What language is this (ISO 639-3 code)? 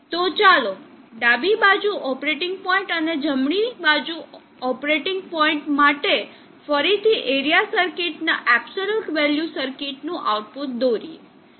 guj